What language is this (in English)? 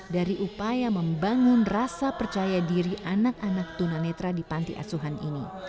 Indonesian